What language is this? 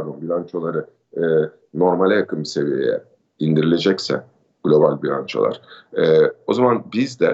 Turkish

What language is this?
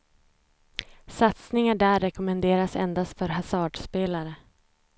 Swedish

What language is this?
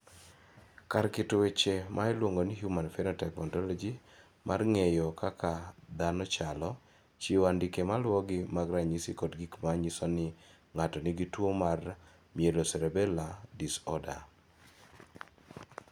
Luo (Kenya and Tanzania)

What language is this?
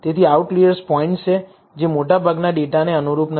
Gujarati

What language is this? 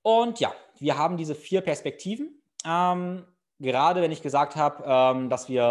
German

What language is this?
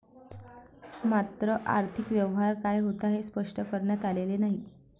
Marathi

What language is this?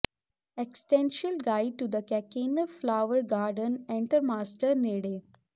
Punjabi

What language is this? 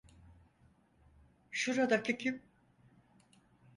Turkish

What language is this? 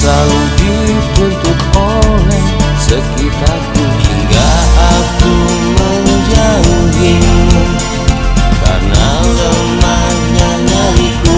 Indonesian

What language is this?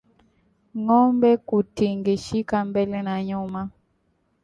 Swahili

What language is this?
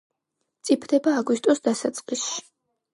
Georgian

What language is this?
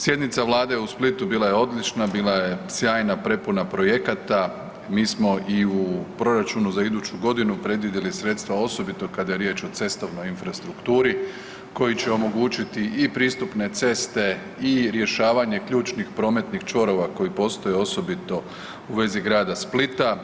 Croatian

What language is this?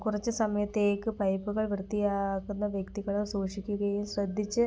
Malayalam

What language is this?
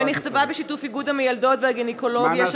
Hebrew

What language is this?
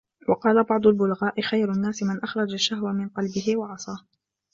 Arabic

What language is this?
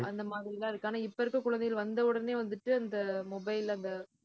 Tamil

